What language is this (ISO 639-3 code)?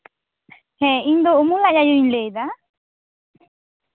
sat